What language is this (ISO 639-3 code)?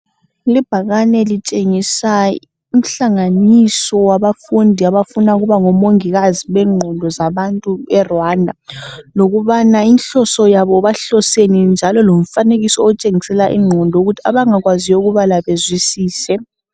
nde